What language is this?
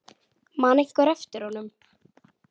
Icelandic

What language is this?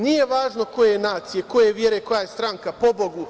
Serbian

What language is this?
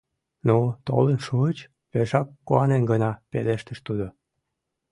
Mari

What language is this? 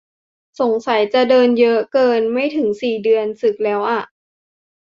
Thai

